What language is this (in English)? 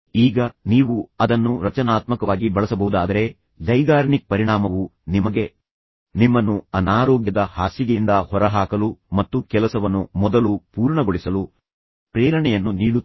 Kannada